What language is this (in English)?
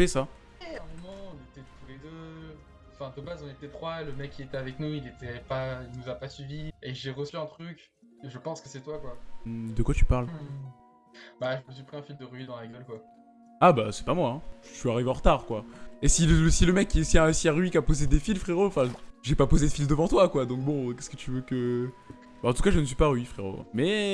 French